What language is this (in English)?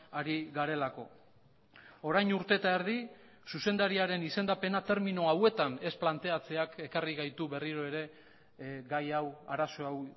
Basque